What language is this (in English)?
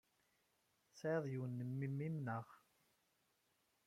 Kabyle